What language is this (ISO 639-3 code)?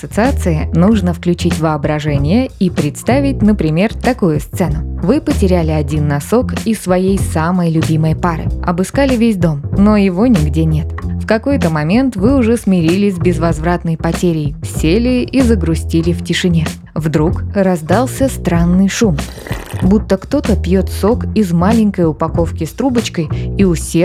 rus